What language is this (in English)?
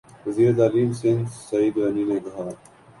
Urdu